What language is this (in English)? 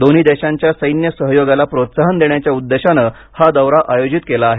Marathi